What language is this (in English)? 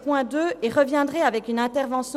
Swiss German